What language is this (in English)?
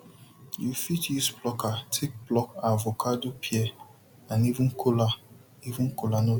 Nigerian Pidgin